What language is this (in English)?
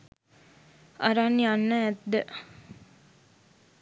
Sinhala